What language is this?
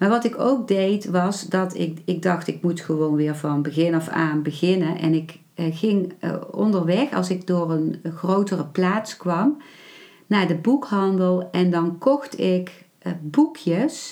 Dutch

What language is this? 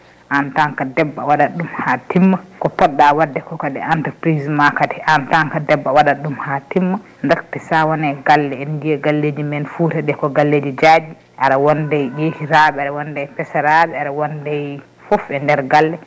Fula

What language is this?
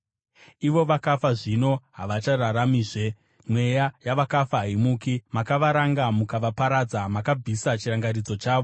Shona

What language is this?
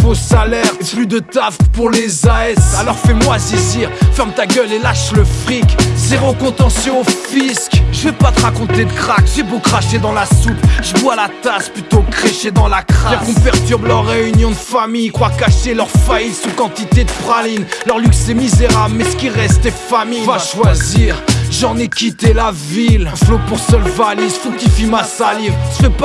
French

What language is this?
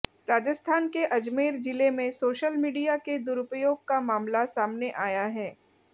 Hindi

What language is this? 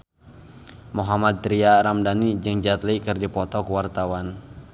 Sundanese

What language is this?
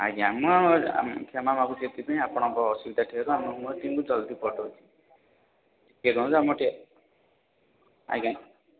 Odia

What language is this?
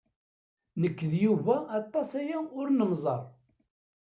Kabyle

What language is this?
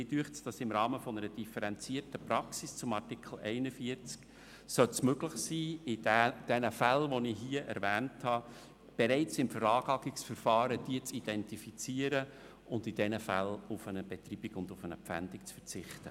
Swiss German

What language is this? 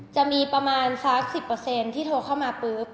Thai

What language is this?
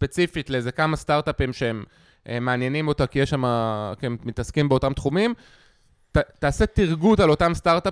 Hebrew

